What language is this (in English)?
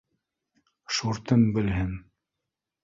Bashkir